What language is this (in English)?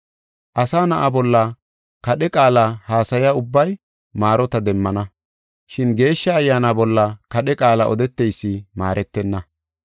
Gofa